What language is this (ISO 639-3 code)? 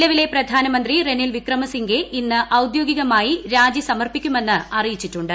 mal